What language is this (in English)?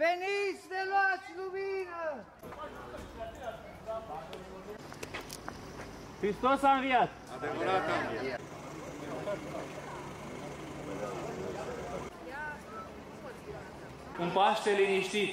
Romanian